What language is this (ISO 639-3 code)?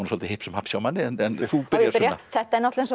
isl